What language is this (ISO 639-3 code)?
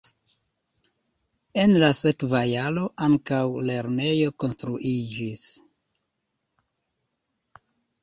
epo